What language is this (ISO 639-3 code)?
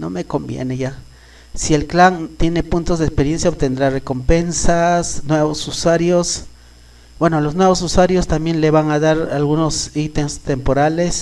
spa